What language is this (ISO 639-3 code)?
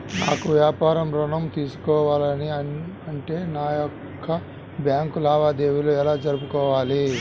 tel